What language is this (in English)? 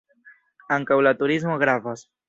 Esperanto